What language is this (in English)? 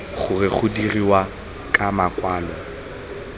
Tswana